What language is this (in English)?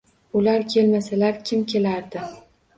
Uzbek